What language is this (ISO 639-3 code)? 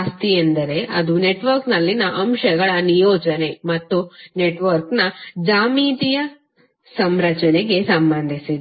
kan